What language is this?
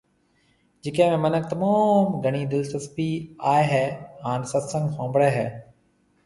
Marwari (Pakistan)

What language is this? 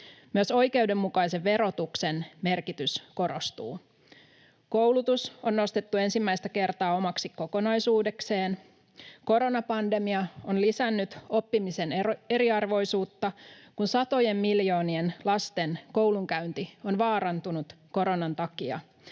Finnish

